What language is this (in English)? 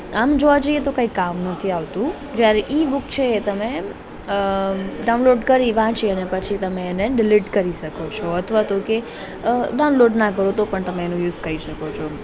Gujarati